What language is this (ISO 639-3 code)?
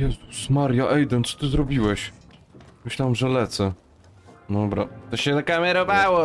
pol